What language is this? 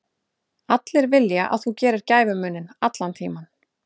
Icelandic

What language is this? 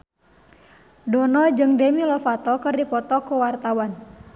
Sundanese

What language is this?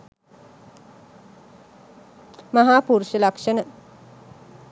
Sinhala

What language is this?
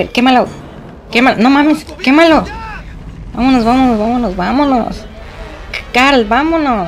Spanish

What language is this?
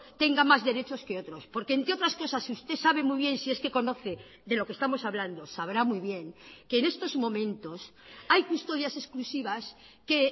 Spanish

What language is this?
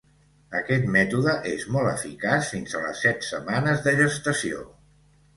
Catalan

